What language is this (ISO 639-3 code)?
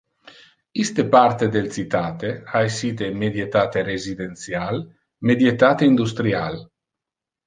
ina